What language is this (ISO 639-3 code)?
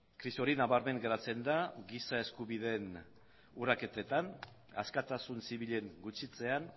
eus